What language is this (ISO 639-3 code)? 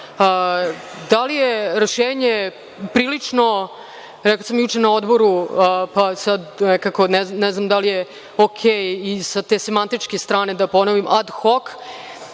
srp